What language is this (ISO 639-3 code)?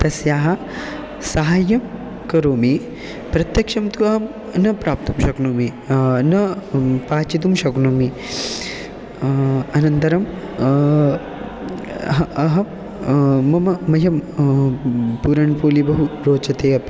san